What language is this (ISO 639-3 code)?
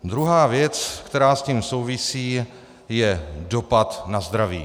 ces